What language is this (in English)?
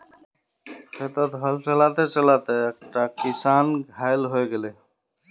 Magahi